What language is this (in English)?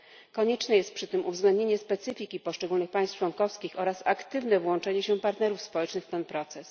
Polish